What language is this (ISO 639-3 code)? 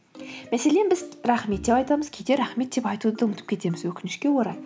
kaz